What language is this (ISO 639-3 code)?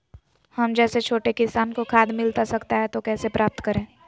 mag